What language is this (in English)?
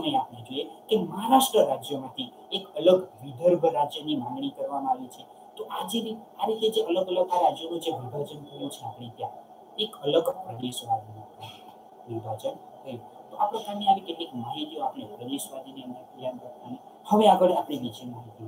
Italian